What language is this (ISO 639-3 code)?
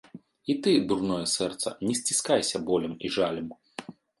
bel